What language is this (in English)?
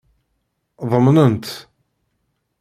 Kabyle